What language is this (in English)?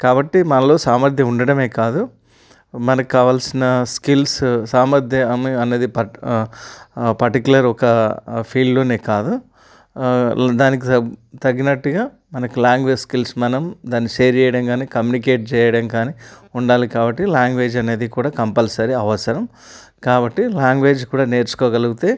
Telugu